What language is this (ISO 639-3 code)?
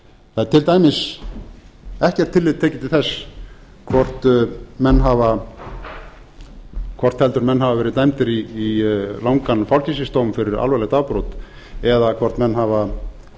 isl